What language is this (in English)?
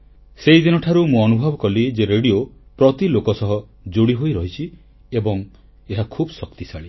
Odia